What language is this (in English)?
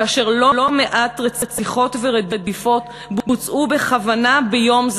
Hebrew